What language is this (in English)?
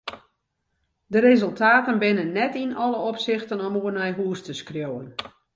Western Frisian